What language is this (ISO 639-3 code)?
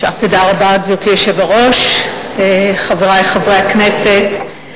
heb